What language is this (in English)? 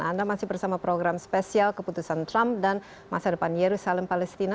Indonesian